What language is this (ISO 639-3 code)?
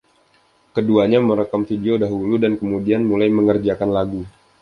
ind